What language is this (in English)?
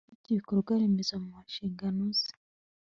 Kinyarwanda